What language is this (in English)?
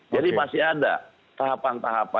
Indonesian